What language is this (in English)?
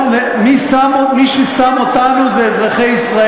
Hebrew